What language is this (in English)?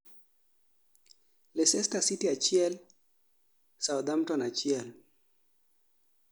Luo (Kenya and Tanzania)